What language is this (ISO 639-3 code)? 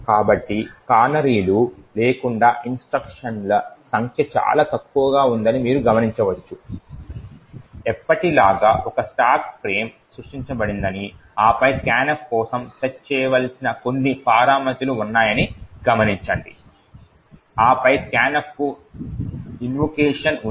tel